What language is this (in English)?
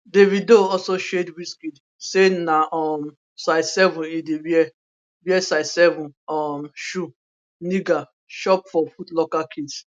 Nigerian Pidgin